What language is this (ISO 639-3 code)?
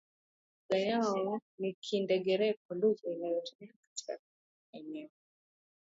swa